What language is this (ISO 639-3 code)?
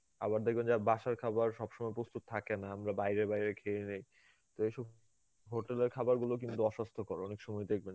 ben